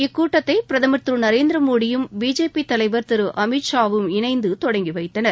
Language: Tamil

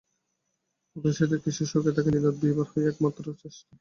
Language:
Bangla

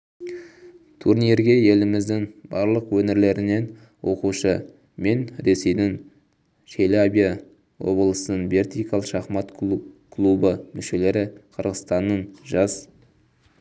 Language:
Kazakh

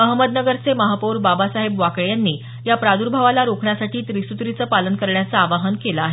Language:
Marathi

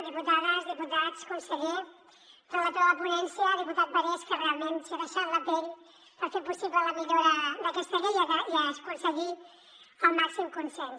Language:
Catalan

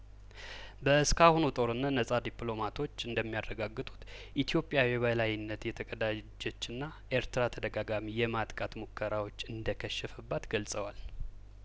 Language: Amharic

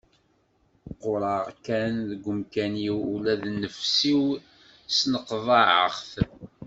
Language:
Kabyle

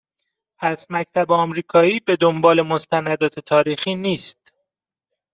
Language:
Persian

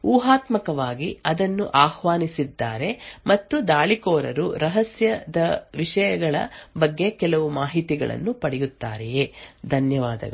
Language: Kannada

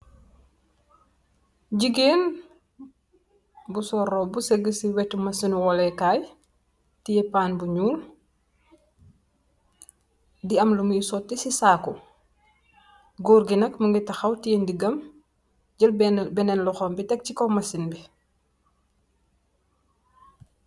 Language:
Wolof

